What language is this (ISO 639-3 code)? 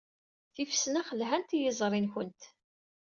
kab